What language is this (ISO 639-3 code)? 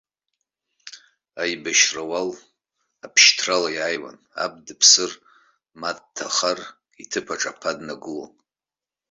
abk